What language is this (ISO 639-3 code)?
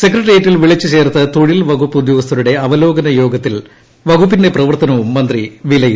mal